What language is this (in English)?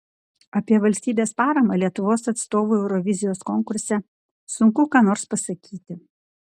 Lithuanian